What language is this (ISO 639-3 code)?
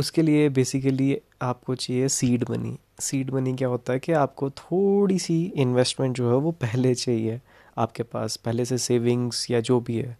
hin